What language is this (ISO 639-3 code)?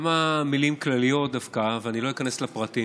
heb